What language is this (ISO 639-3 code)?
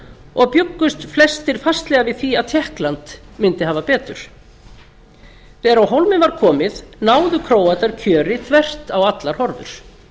isl